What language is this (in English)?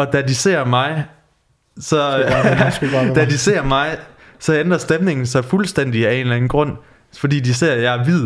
Danish